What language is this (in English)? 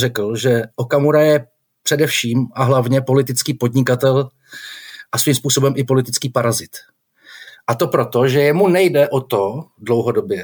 Czech